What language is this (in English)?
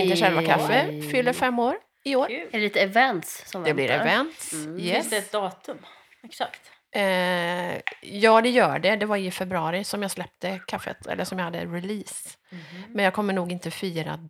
Swedish